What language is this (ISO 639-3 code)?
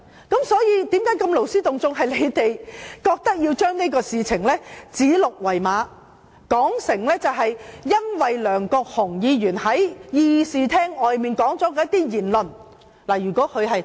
yue